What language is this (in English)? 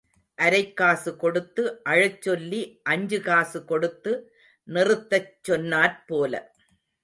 Tamil